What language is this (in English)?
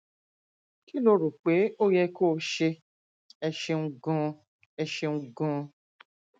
Yoruba